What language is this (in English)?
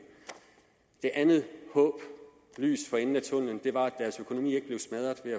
Danish